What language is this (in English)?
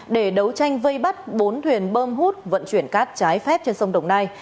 Vietnamese